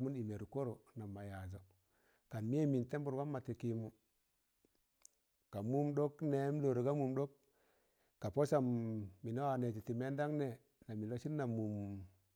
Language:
Tangale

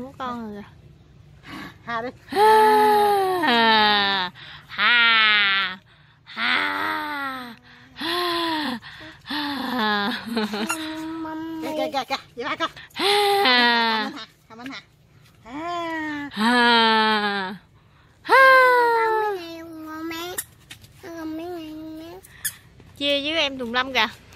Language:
Vietnamese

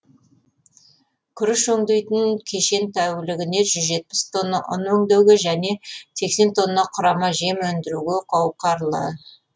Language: Kazakh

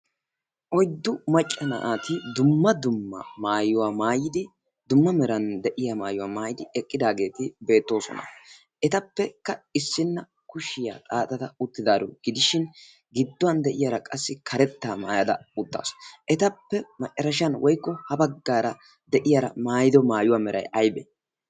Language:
Wolaytta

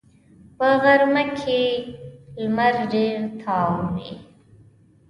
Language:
Pashto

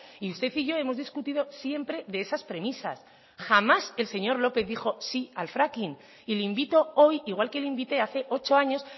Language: Spanish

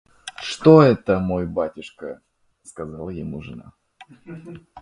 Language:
Russian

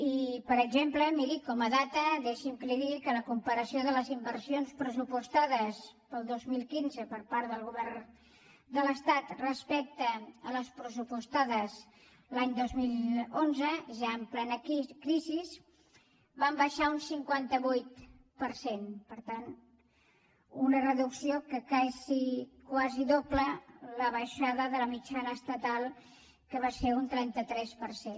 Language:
Catalan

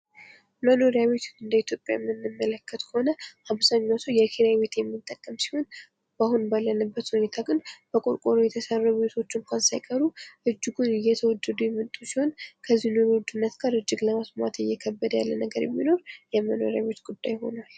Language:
Amharic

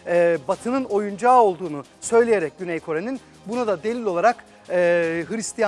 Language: Turkish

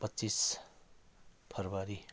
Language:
Nepali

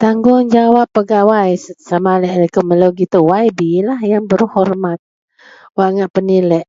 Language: Central Melanau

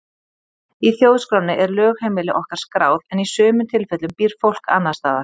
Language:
Icelandic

